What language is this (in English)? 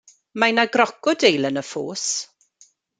Welsh